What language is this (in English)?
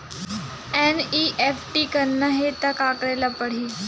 Chhattisgarhi